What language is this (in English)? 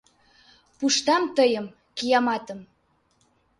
Mari